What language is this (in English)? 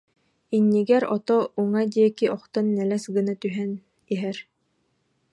Yakut